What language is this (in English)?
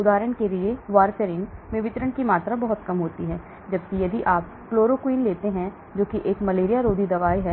Hindi